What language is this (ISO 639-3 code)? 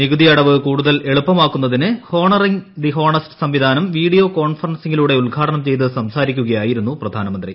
mal